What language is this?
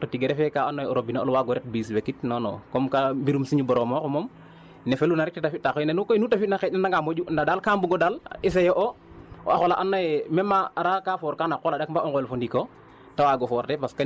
Wolof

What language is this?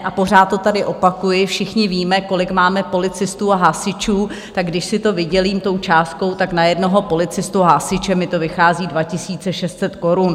Czech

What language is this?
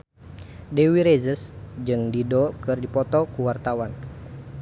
Sundanese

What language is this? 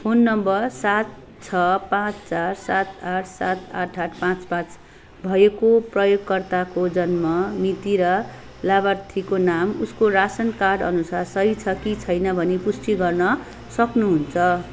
Nepali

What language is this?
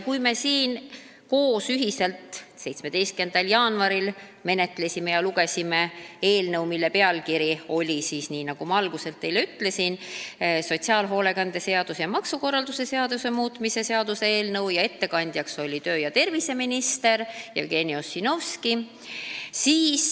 Estonian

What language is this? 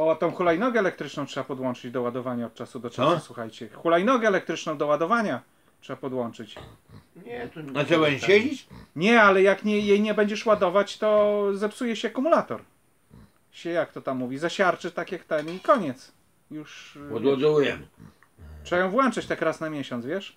Polish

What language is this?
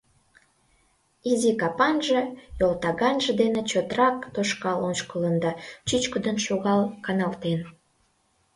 Mari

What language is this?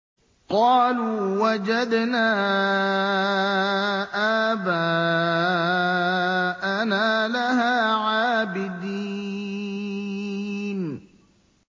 Arabic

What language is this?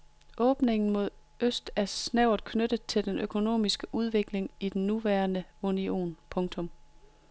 Danish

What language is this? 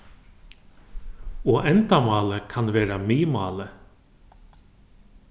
Faroese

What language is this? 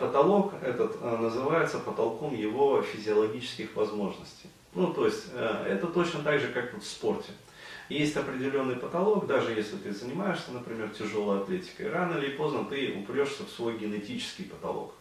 Russian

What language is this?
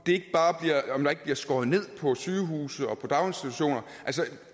Danish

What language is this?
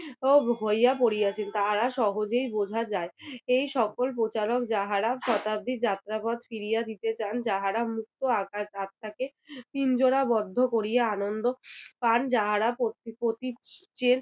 Bangla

